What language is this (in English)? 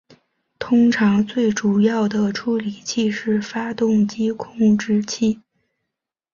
Chinese